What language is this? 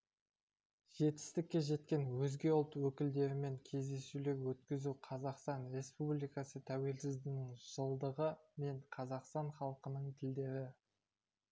Kazakh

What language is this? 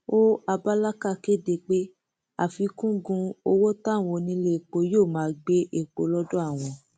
Yoruba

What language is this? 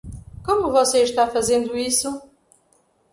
Portuguese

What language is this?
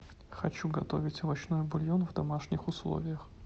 Russian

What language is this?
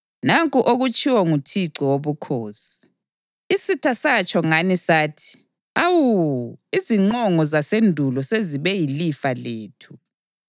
North Ndebele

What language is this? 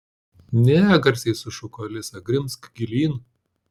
Lithuanian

